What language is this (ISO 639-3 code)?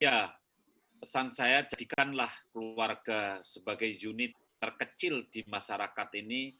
ind